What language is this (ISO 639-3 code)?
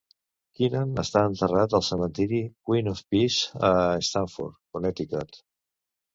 cat